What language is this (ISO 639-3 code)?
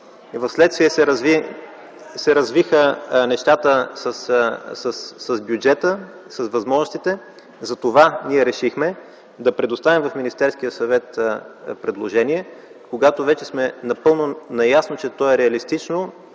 bul